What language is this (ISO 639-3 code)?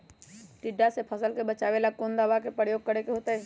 mag